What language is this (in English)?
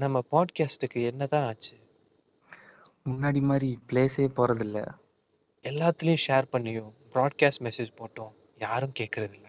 Tamil